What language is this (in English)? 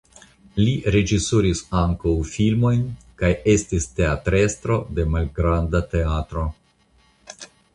Esperanto